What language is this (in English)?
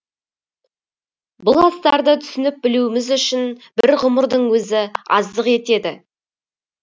Kazakh